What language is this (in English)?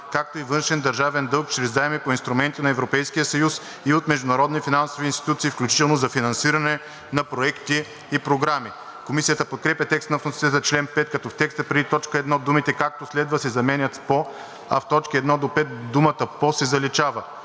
Bulgarian